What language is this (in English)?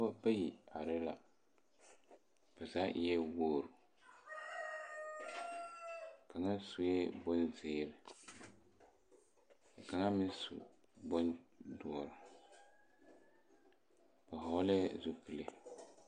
Southern Dagaare